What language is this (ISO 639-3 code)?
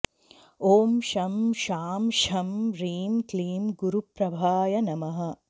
san